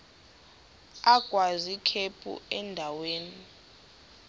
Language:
Xhosa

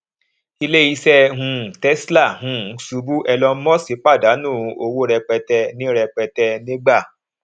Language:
Yoruba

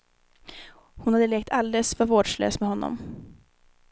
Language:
Swedish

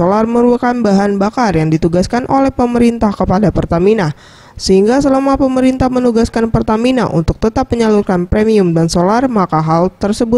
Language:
Indonesian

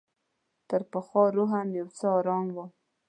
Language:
Pashto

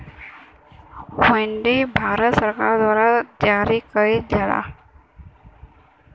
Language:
Bhojpuri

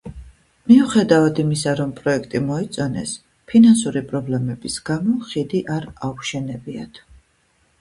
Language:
Georgian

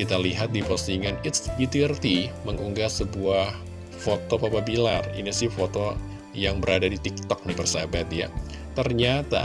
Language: Indonesian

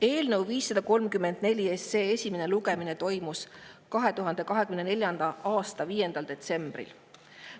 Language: Estonian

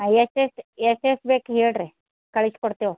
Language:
Kannada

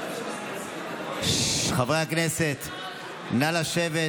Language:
Hebrew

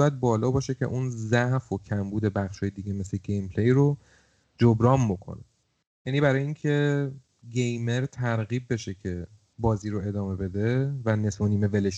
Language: Persian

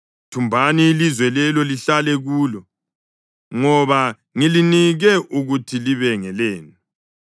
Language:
North Ndebele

